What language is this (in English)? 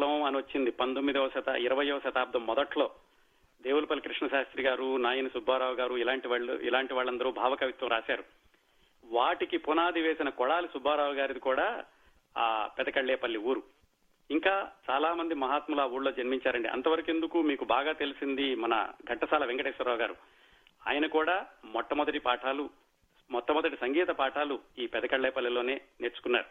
Telugu